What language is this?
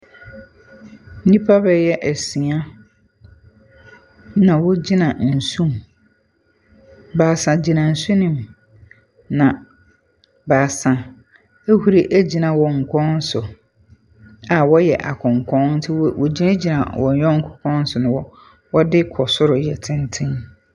Akan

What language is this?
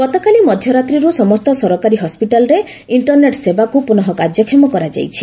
Odia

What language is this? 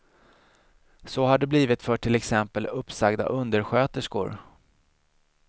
Swedish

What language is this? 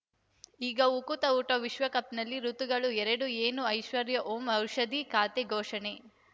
Kannada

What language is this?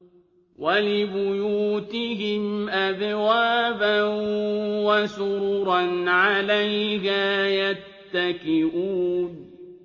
Arabic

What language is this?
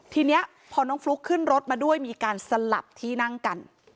Thai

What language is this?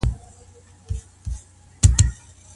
Pashto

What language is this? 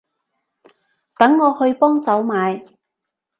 Cantonese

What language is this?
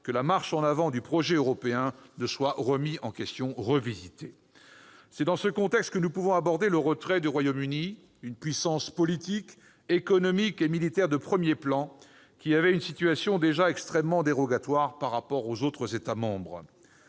French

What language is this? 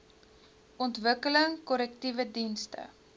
Afrikaans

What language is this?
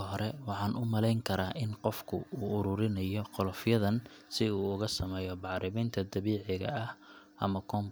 Somali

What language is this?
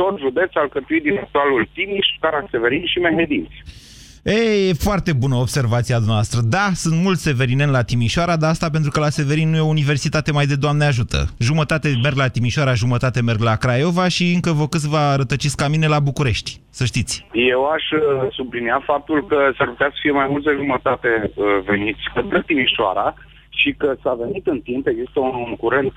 Romanian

